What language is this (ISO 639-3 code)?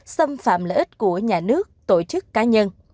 vie